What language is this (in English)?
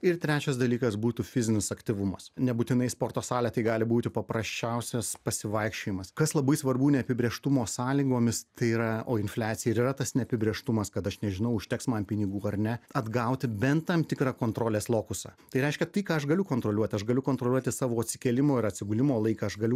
Lithuanian